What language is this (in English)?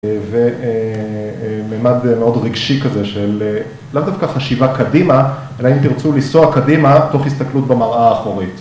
Hebrew